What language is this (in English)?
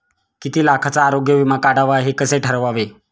Marathi